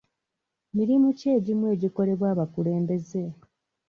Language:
Ganda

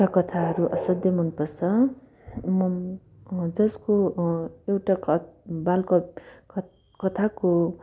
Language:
Nepali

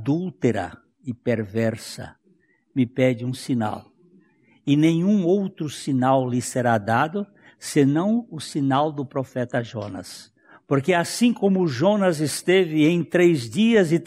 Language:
Portuguese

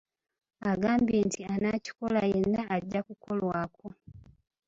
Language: Ganda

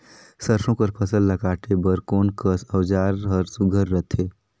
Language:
Chhattisgarhi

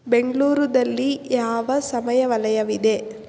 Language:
Kannada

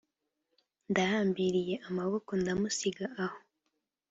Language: Kinyarwanda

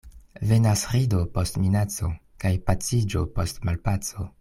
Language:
Esperanto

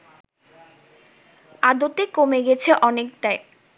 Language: Bangla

